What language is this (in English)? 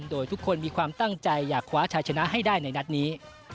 Thai